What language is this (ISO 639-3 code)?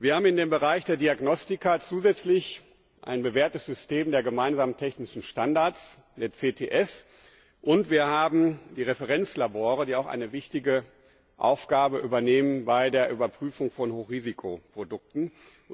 deu